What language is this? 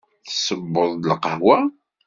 Kabyle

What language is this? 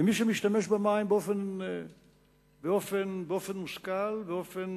Hebrew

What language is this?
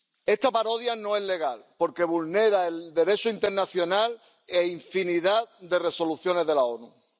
Spanish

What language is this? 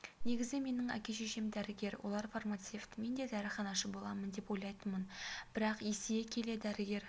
Kazakh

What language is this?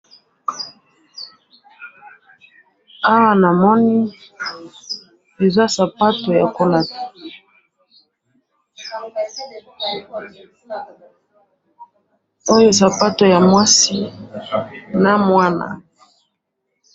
Lingala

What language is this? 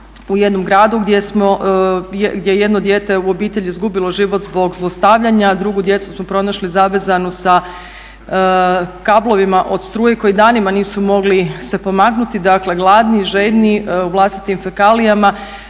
Croatian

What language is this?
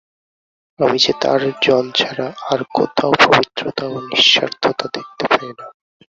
Bangla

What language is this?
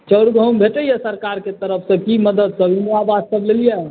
Maithili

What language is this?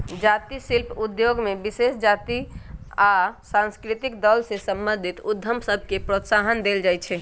Magahi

